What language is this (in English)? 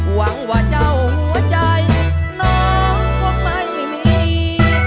Thai